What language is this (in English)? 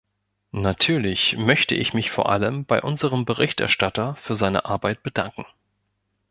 German